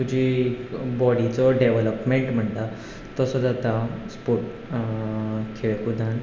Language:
Konkani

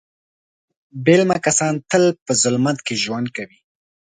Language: Pashto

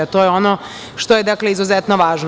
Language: Serbian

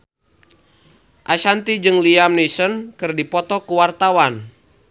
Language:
Sundanese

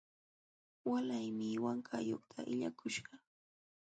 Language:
Jauja Wanca Quechua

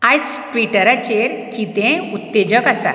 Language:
Konkani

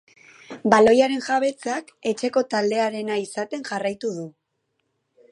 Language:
Basque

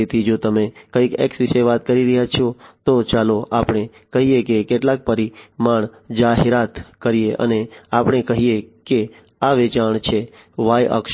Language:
Gujarati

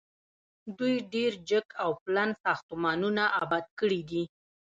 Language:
Pashto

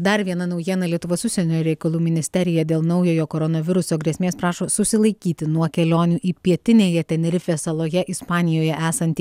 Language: Lithuanian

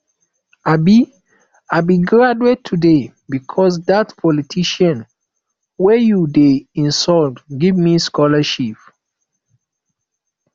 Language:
Nigerian Pidgin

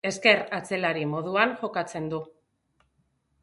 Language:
Basque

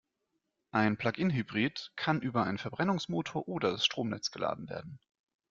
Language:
German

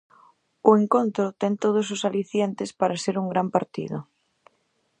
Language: Galician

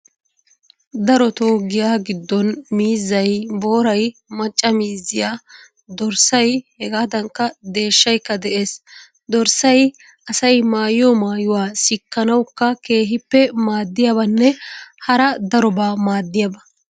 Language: Wolaytta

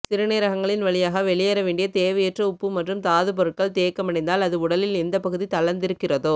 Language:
Tamil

